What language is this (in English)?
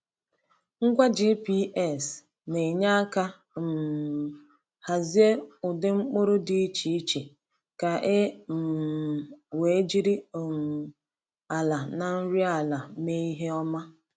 Igbo